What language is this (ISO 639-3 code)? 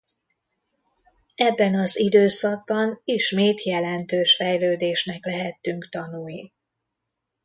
hun